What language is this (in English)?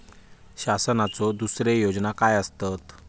Marathi